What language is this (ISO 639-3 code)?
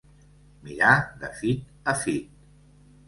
cat